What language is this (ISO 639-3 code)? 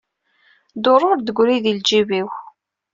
kab